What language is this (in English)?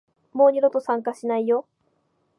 Japanese